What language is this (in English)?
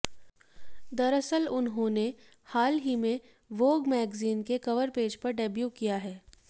Hindi